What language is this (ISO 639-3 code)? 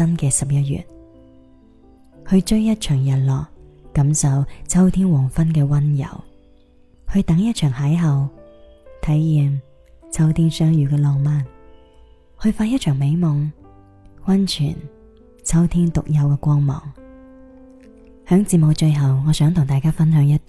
zho